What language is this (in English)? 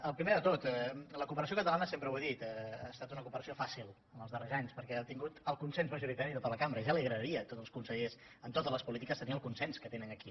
Catalan